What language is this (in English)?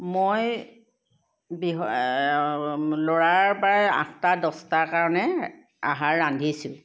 Assamese